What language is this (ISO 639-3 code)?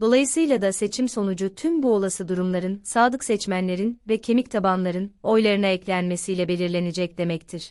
tur